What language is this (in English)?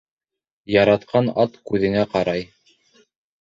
Bashkir